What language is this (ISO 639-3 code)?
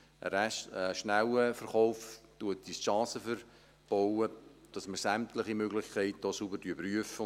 gsw